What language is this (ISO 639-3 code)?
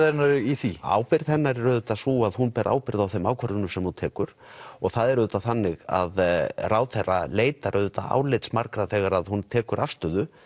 isl